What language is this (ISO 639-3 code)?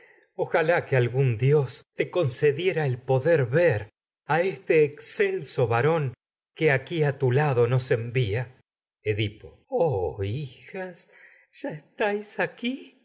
spa